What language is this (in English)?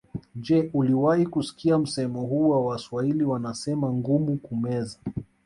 Swahili